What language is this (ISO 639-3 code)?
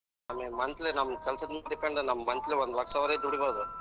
kan